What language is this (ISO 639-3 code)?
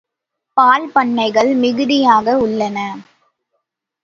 tam